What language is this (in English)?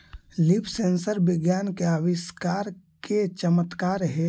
Magahi